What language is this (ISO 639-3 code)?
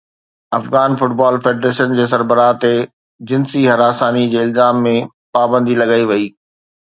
snd